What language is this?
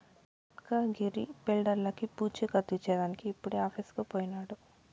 Telugu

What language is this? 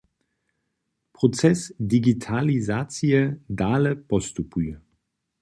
Upper Sorbian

